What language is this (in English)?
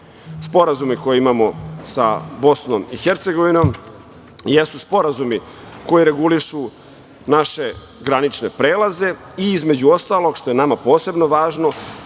Serbian